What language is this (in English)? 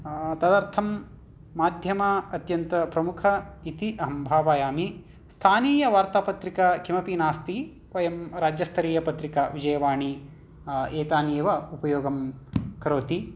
Sanskrit